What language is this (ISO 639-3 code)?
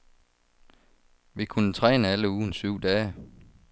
dan